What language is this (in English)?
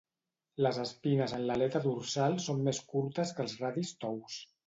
Catalan